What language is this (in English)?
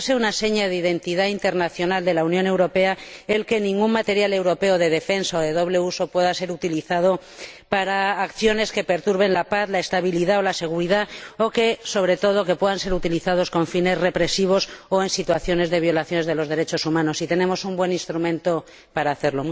Spanish